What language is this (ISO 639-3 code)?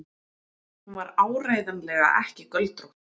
isl